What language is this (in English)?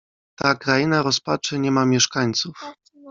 Polish